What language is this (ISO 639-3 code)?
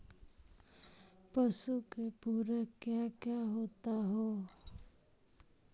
mag